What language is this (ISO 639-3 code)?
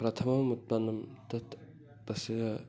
san